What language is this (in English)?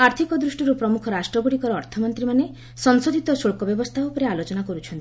Odia